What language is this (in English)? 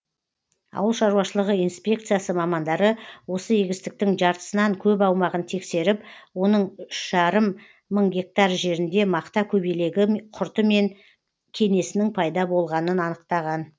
Kazakh